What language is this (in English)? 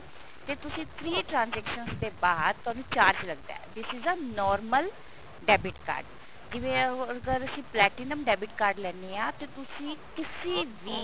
Punjabi